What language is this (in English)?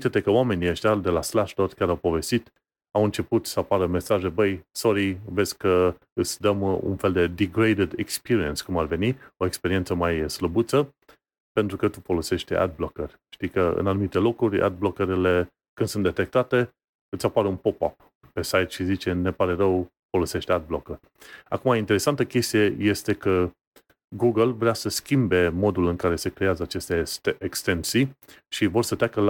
Romanian